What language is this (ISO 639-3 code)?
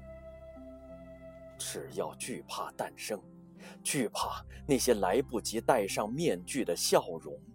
zho